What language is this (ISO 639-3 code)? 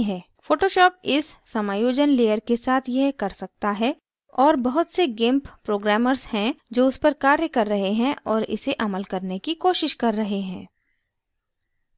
hin